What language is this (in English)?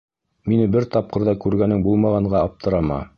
Bashkir